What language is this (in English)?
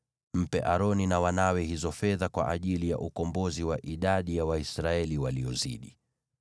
Swahili